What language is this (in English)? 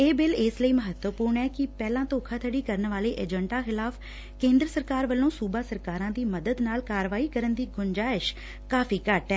Punjabi